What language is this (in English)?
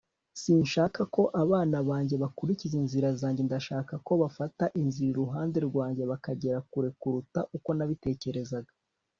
Kinyarwanda